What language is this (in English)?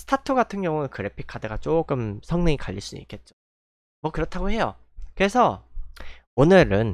Korean